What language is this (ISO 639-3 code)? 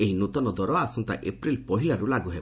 ori